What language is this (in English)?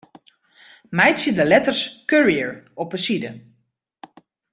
Western Frisian